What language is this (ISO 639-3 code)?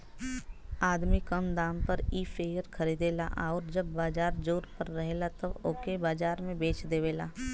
bho